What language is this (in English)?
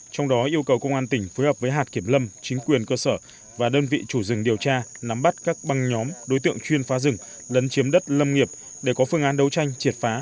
Vietnamese